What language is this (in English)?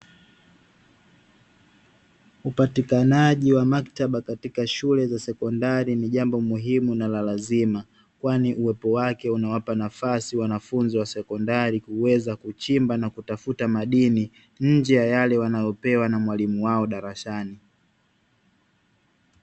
Swahili